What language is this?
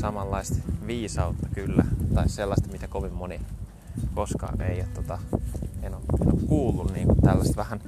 Finnish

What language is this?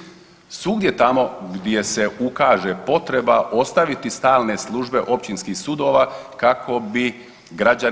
Croatian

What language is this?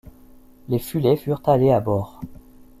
French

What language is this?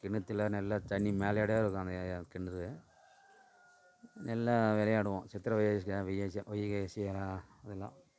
Tamil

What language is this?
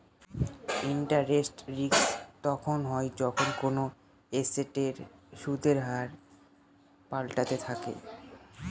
Bangla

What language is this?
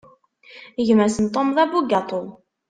Kabyle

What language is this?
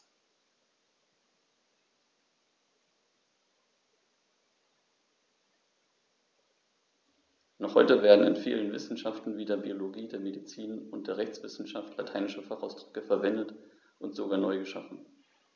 German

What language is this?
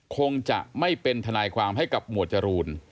Thai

